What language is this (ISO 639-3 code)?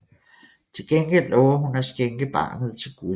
dan